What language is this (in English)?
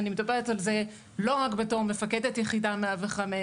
Hebrew